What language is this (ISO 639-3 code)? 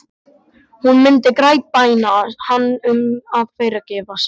isl